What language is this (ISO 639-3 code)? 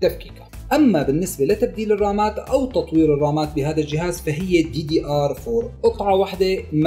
ara